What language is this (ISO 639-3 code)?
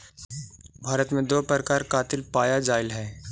mag